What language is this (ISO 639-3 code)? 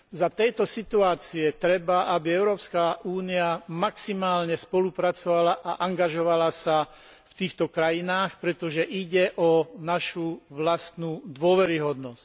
slk